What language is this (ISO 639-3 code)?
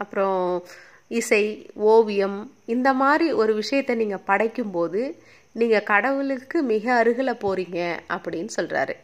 tam